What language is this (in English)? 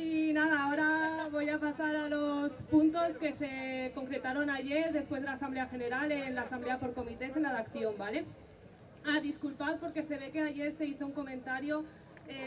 Spanish